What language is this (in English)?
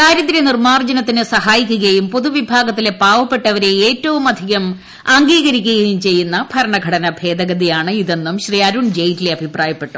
Malayalam